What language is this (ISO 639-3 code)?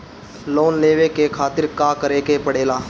bho